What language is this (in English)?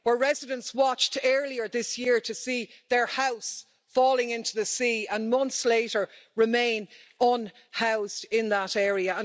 English